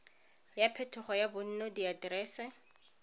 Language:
Tswana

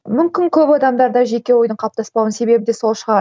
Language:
Kazakh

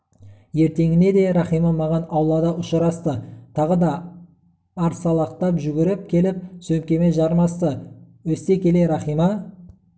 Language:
Kazakh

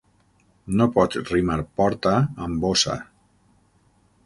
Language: Catalan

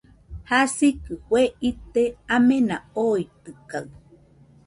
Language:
Nüpode Huitoto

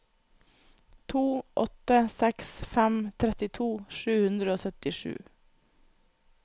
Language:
Norwegian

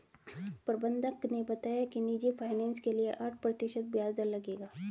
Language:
Hindi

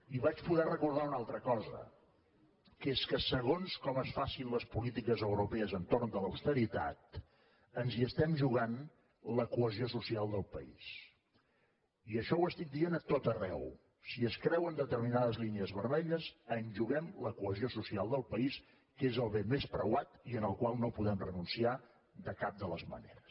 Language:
Catalan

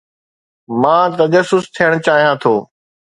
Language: Sindhi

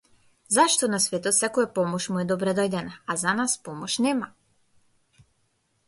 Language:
Macedonian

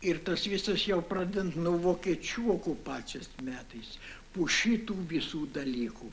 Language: Lithuanian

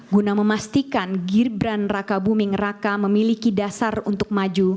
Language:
Indonesian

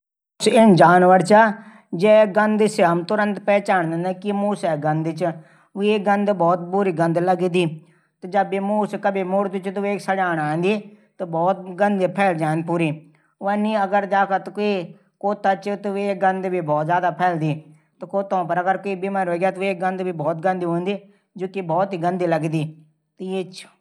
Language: Garhwali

